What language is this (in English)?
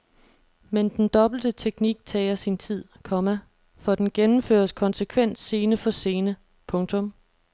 Danish